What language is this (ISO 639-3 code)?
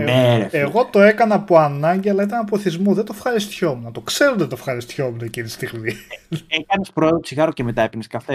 ell